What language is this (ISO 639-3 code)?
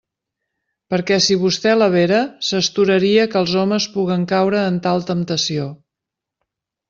cat